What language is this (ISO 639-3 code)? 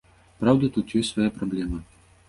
bel